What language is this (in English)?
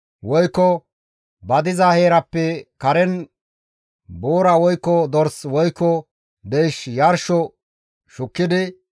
Gamo